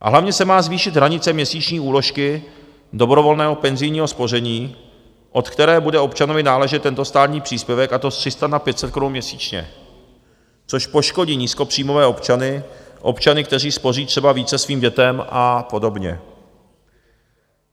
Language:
Czech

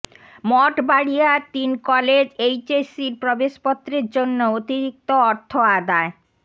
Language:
Bangla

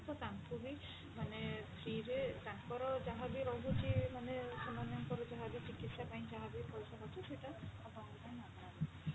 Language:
Odia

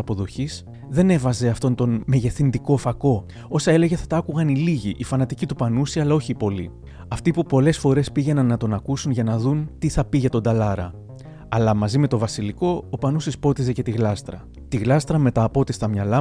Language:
Greek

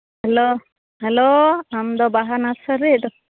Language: Santali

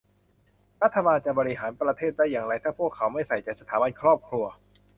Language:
Thai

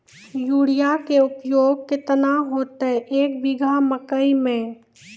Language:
Maithili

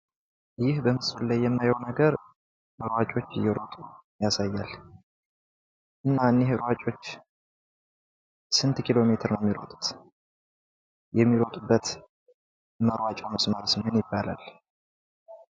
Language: Amharic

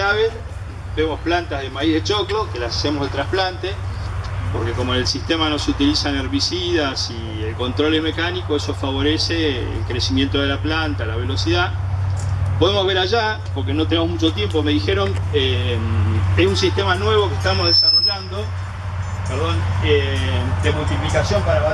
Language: Spanish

